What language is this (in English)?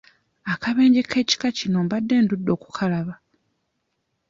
Ganda